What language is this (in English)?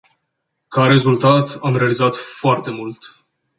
Romanian